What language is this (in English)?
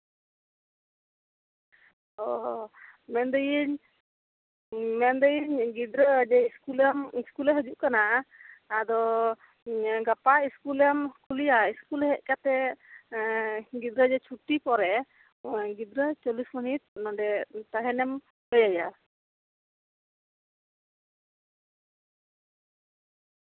Santali